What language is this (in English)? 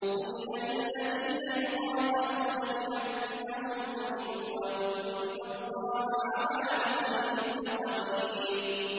Arabic